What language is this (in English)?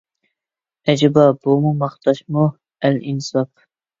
Uyghur